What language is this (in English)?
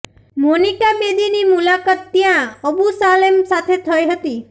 Gujarati